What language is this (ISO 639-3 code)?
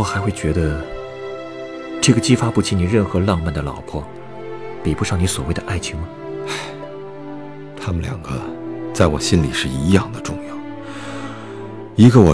zho